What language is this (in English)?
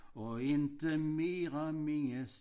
Danish